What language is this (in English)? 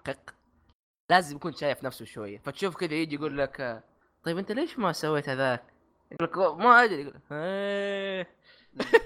Arabic